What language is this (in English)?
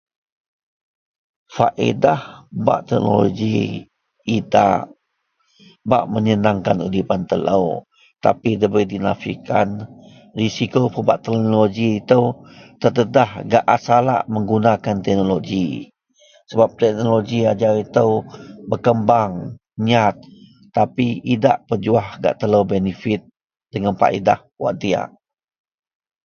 Central Melanau